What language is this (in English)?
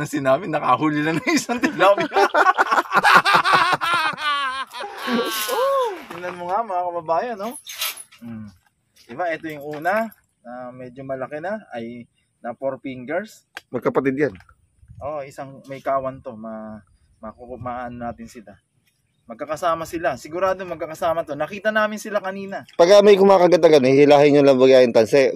Filipino